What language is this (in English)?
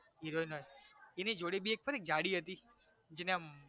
Gujarati